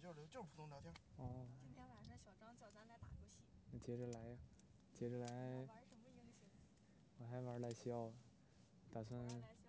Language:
Chinese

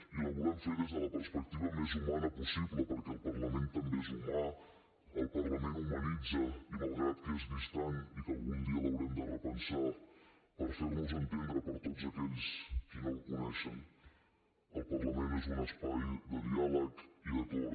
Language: Catalan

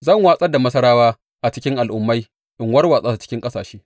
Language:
Hausa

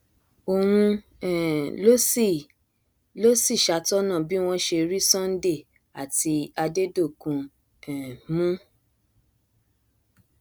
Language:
Yoruba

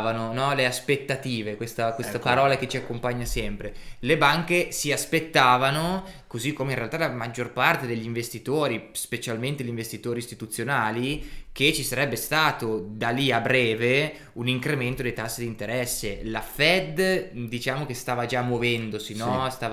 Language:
Italian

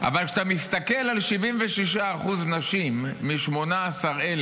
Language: Hebrew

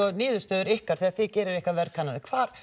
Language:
Icelandic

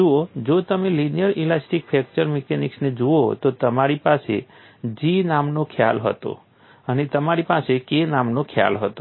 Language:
Gujarati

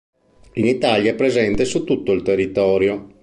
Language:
Italian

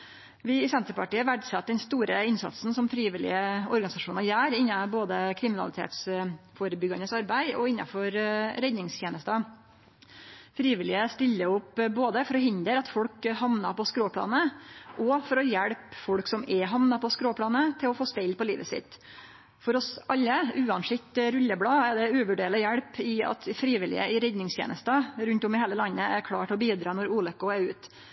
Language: Norwegian Nynorsk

